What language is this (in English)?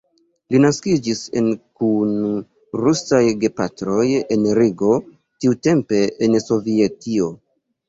Esperanto